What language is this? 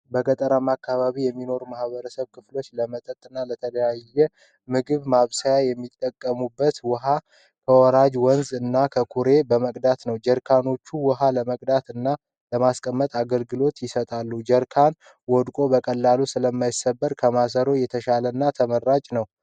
Amharic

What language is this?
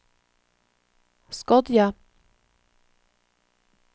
Norwegian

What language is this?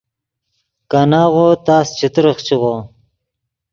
Yidgha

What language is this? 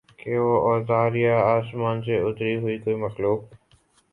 Urdu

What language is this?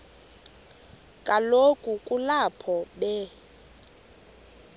Xhosa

